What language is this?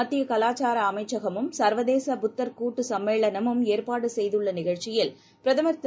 Tamil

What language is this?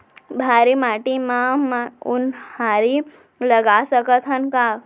Chhattisgarhi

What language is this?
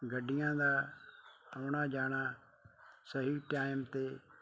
Punjabi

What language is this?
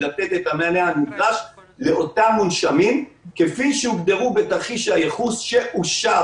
Hebrew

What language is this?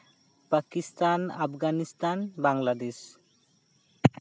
Santali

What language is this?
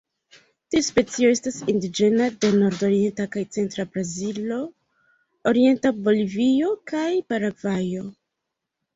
Esperanto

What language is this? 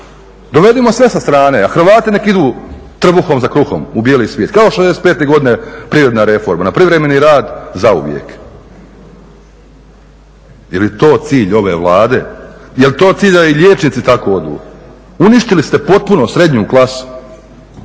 Croatian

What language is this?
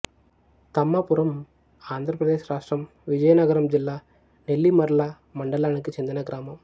Telugu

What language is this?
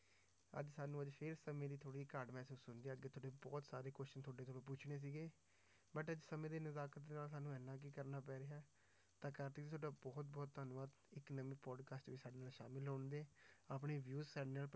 Punjabi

